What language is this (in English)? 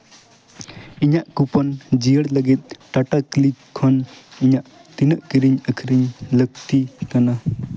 Santali